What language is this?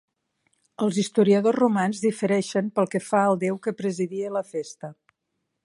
Catalan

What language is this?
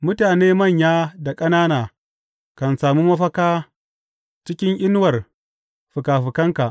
Hausa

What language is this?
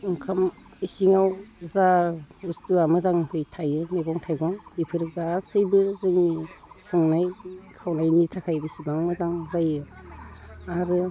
Bodo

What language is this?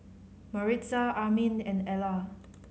English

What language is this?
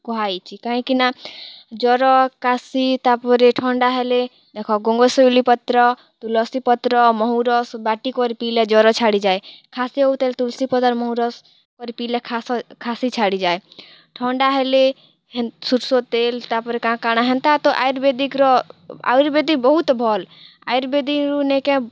Odia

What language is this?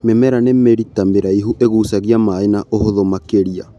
Kikuyu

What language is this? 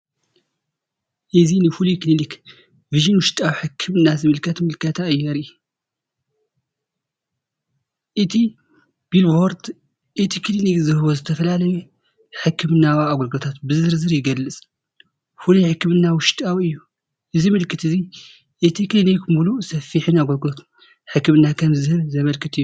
Tigrinya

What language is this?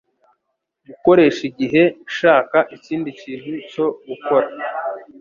Kinyarwanda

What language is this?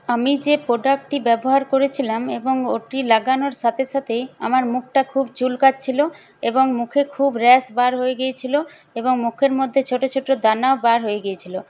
Bangla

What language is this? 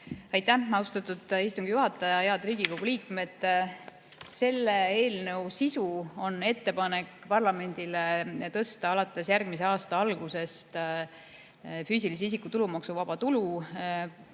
Estonian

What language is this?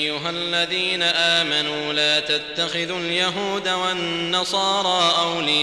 Arabic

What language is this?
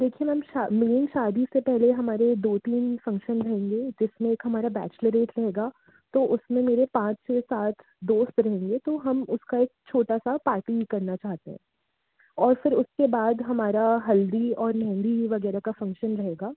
Hindi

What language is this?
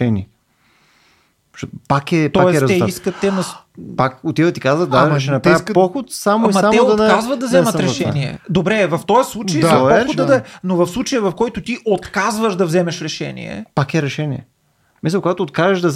Bulgarian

